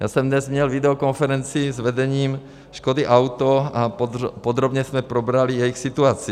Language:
Czech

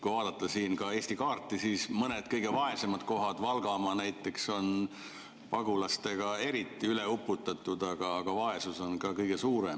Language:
Estonian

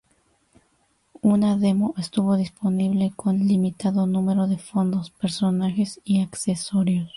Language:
Spanish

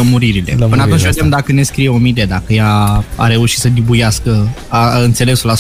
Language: Romanian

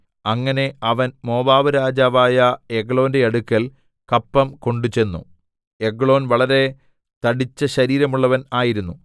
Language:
Malayalam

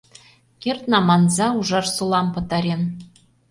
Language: Mari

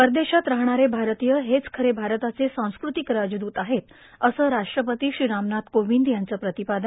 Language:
Marathi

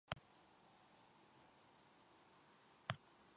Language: Japanese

